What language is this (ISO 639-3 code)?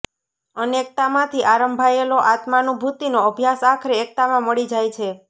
guj